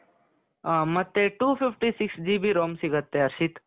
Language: Kannada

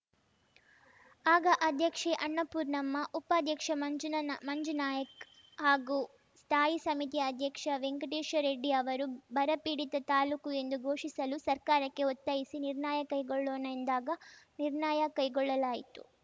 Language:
Kannada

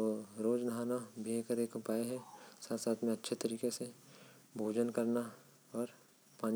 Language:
Korwa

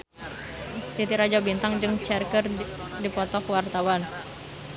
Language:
Sundanese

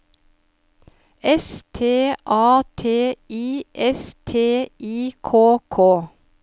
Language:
Norwegian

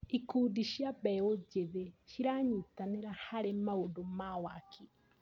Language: Kikuyu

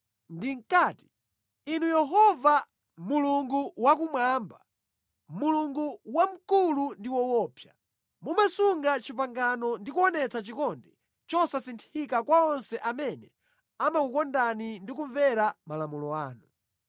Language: Nyanja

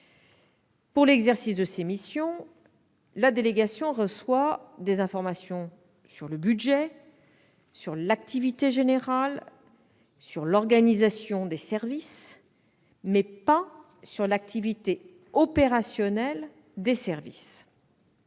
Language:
French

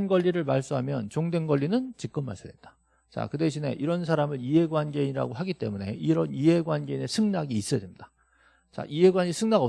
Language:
Korean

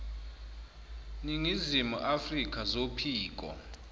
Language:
Zulu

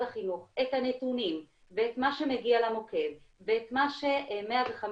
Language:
Hebrew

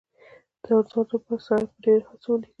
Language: Pashto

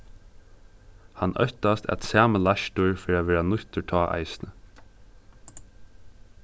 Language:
Faroese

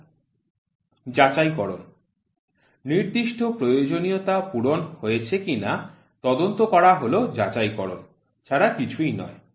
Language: Bangla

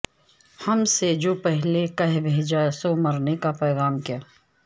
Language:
Urdu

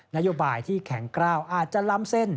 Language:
Thai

